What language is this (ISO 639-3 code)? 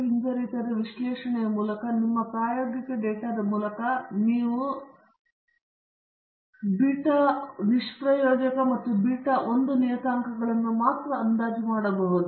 kan